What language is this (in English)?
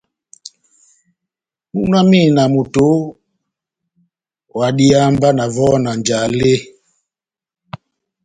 Batanga